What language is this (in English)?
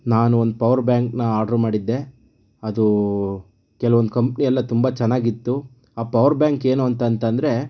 Kannada